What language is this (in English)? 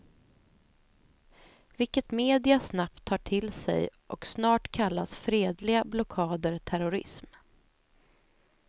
Swedish